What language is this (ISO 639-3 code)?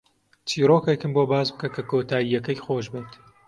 ckb